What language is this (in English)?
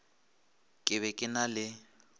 Northern Sotho